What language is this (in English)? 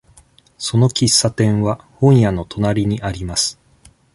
Japanese